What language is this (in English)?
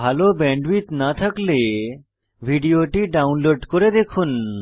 Bangla